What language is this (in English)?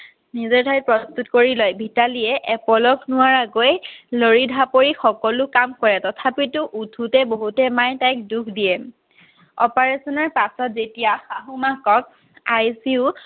Assamese